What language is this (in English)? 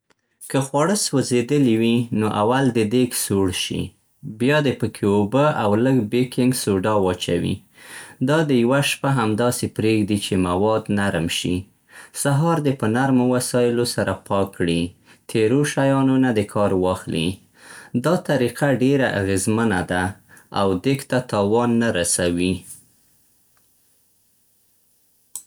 Central Pashto